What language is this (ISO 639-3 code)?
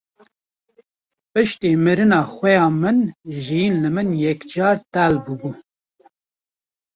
kur